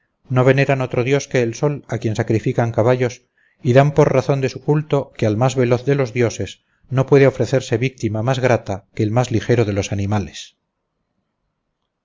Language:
Spanish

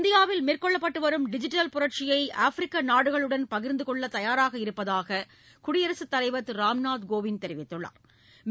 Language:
Tamil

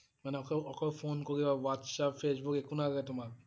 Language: Assamese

